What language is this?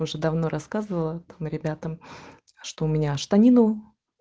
Russian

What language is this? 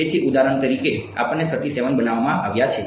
Gujarati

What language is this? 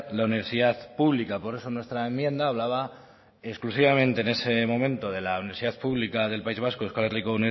Spanish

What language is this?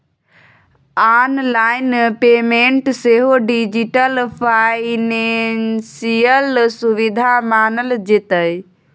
Maithili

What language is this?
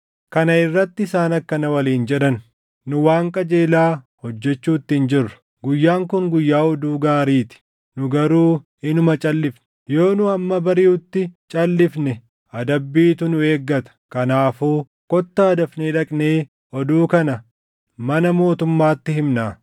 Oromo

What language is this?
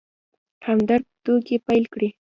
Pashto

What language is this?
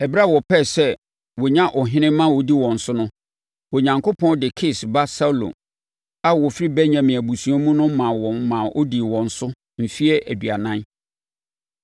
Akan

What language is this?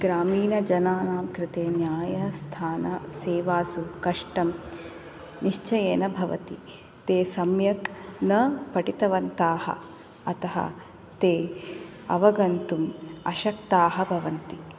Sanskrit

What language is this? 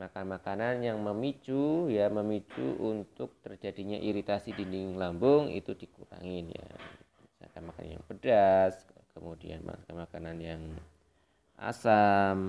Indonesian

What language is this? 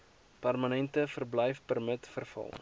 Afrikaans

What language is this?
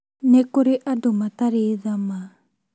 Kikuyu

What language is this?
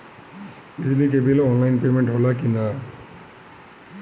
Bhojpuri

